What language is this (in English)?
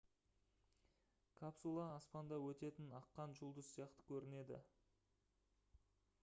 Kazakh